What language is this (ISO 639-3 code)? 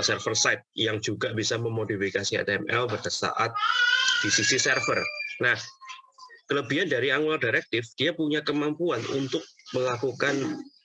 ind